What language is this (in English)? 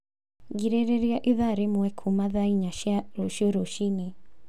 Kikuyu